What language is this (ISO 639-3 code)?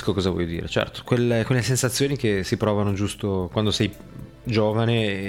ita